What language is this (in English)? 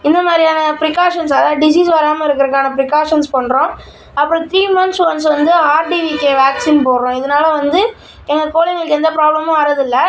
Tamil